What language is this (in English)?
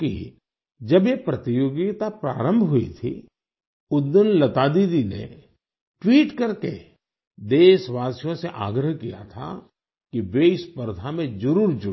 Hindi